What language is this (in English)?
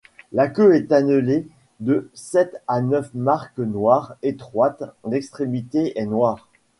French